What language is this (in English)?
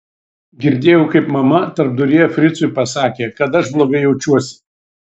Lithuanian